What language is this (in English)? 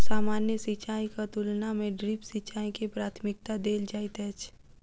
Maithili